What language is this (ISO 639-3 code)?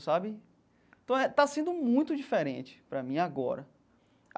por